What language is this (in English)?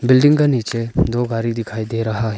Hindi